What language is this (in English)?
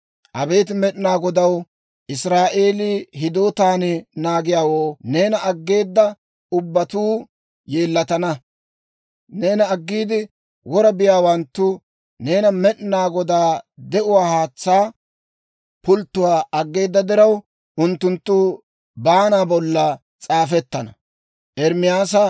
Dawro